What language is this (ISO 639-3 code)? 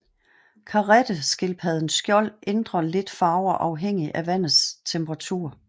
dan